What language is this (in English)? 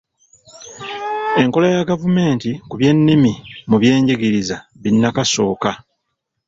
Ganda